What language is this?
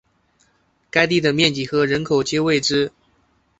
Chinese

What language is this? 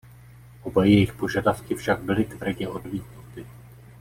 Czech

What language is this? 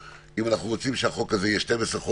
Hebrew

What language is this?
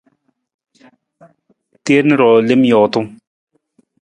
Nawdm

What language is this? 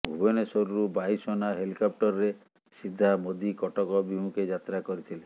Odia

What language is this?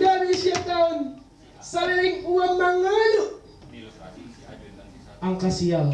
Indonesian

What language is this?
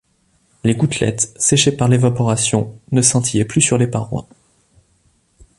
French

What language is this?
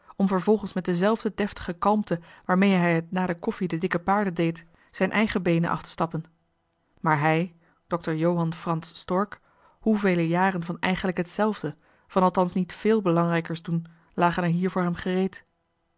Dutch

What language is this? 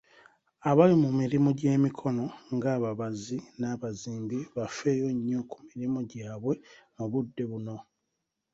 Ganda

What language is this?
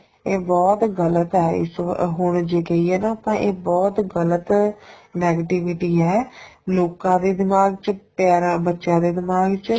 Punjabi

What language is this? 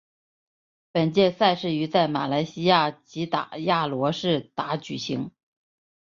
Chinese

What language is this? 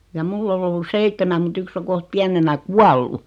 Finnish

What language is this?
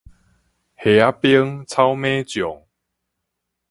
Min Nan Chinese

